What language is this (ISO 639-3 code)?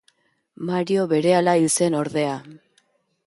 eus